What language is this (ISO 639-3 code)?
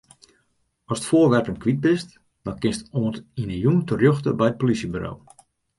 fry